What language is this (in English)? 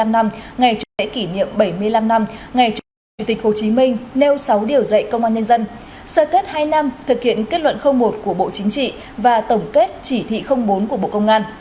Vietnamese